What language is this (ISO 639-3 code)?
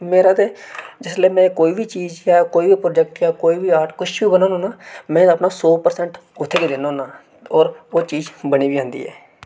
doi